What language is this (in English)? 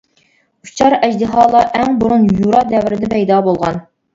Uyghur